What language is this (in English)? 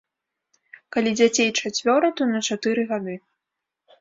Belarusian